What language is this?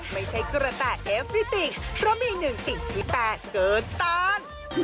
Thai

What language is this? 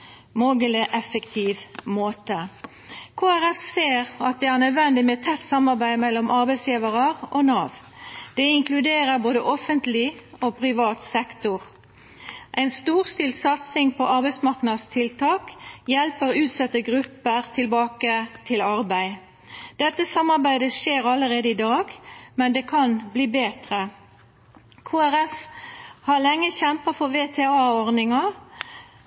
Norwegian Nynorsk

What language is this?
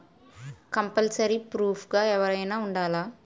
Telugu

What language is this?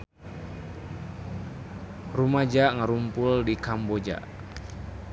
Sundanese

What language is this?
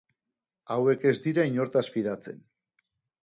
Basque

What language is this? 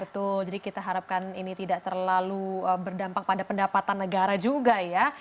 Indonesian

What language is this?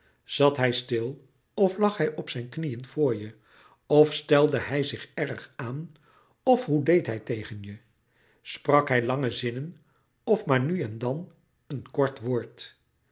Dutch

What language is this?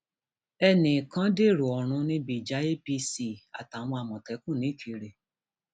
Yoruba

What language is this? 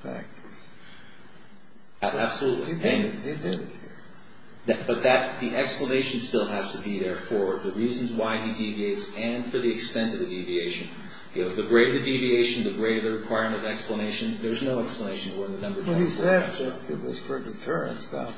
English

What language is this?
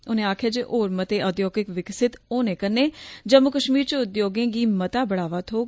Dogri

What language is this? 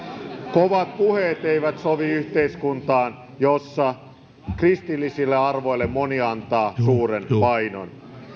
Finnish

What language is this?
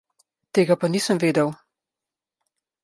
Slovenian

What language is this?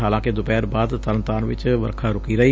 Punjabi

